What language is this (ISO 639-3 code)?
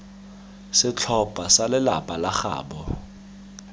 tsn